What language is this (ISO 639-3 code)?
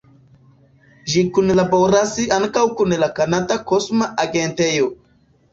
epo